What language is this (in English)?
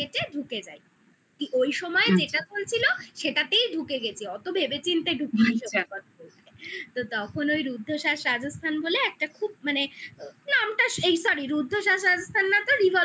Bangla